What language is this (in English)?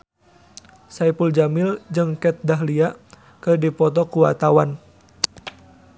Sundanese